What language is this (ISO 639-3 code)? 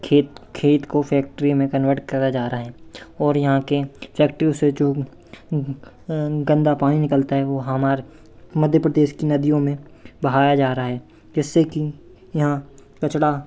hin